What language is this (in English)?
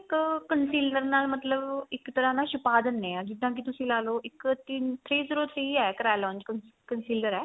Punjabi